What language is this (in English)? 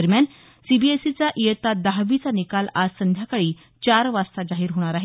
Marathi